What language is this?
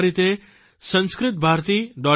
Gujarati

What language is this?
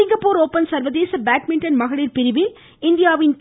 Tamil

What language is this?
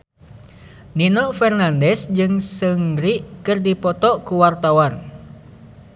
Sundanese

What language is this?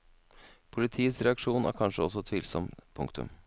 Norwegian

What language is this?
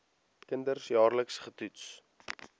Afrikaans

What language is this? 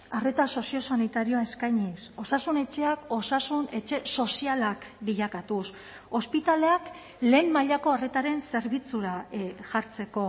Basque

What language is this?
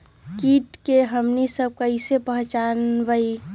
Magahi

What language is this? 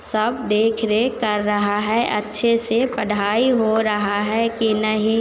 Hindi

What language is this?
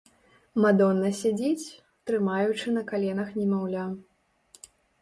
Belarusian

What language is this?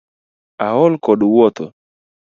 Luo (Kenya and Tanzania)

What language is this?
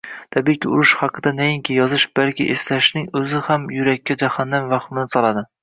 Uzbek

